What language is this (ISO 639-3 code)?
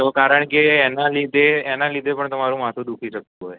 guj